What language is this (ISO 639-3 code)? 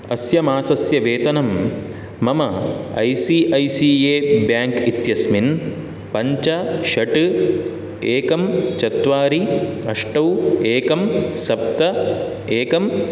san